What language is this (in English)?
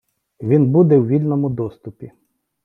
Ukrainian